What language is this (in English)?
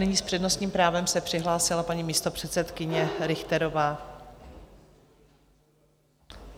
Czech